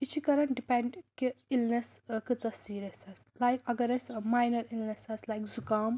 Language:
Kashmiri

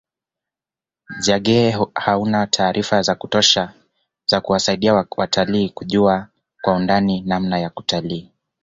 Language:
Swahili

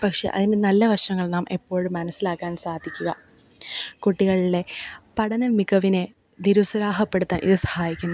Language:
Malayalam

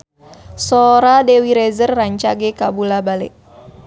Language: Sundanese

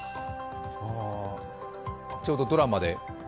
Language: Japanese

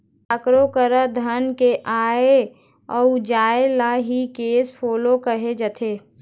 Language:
Chhattisgarhi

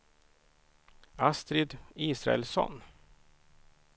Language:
Swedish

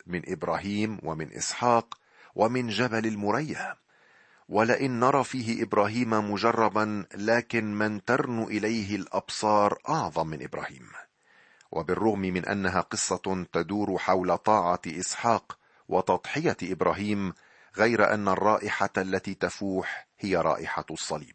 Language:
Arabic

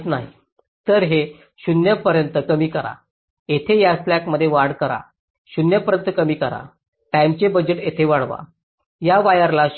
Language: Marathi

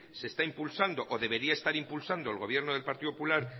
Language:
Spanish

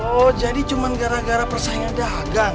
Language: Indonesian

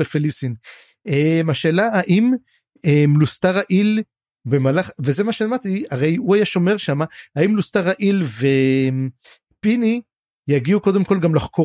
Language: Hebrew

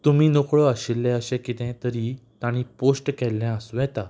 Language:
Konkani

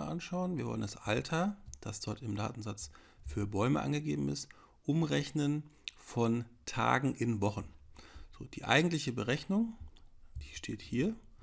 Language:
German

